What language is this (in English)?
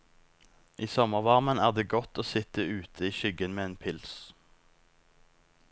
Norwegian